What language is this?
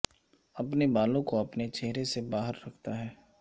Urdu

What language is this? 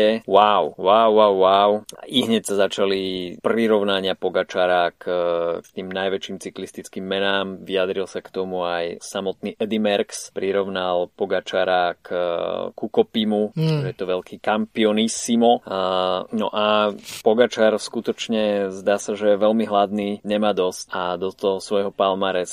Slovak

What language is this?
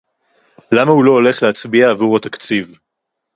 Hebrew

